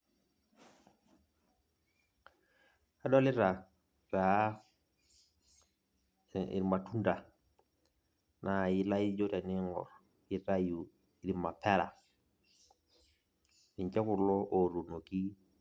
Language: Masai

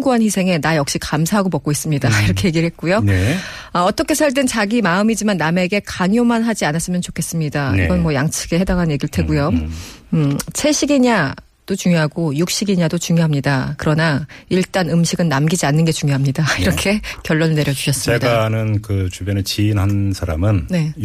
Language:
Korean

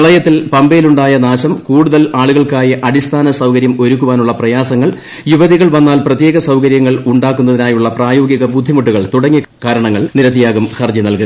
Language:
Malayalam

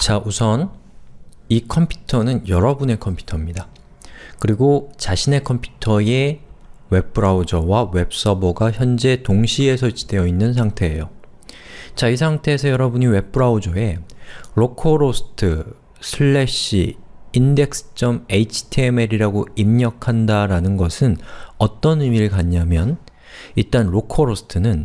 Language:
Korean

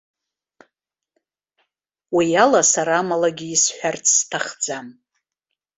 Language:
Abkhazian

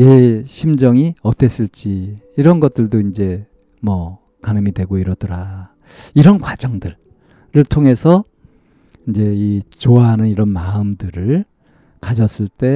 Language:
Korean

